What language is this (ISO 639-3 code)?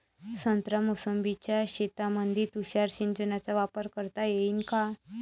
mar